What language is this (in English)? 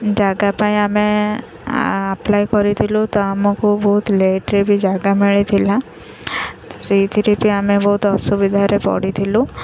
Odia